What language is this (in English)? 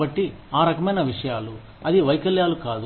Telugu